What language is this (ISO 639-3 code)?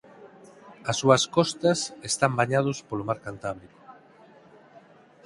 glg